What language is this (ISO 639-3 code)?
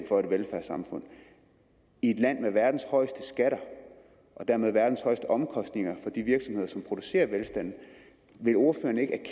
dan